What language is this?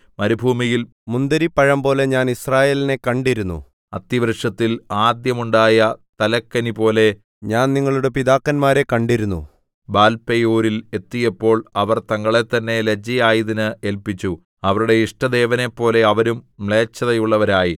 Malayalam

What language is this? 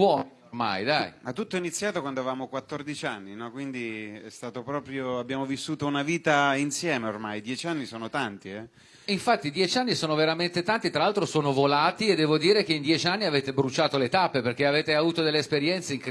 Italian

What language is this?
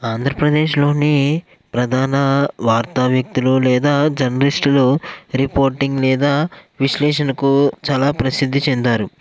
Telugu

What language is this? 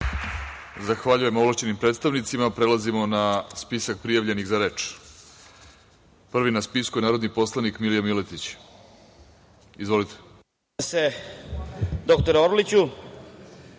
Serbian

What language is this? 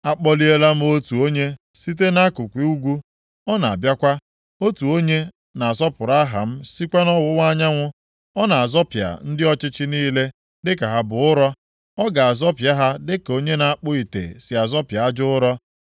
Igbo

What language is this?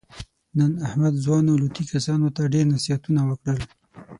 Pashto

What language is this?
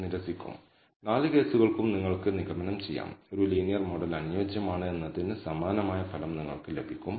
Malayalam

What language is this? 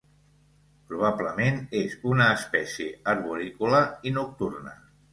Catalan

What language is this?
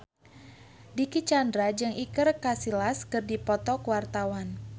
Sundanese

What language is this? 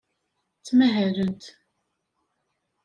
Kabyle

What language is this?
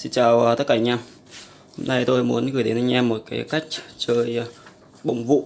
Vietnamese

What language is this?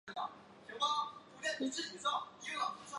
Chinese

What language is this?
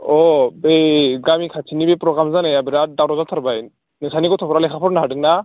Bodo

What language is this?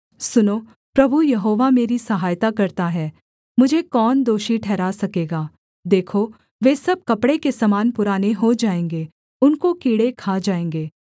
Hindi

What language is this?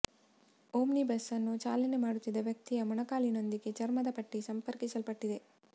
Kannada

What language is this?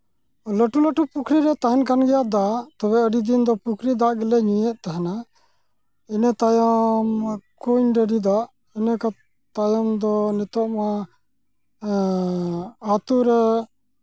Santali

